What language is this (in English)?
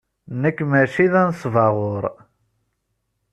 Kabyle